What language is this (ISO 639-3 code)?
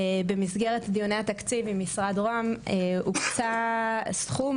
heb